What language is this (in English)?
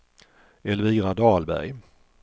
Swedish